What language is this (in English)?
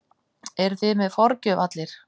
Icelandic